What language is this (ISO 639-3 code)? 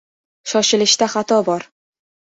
uzb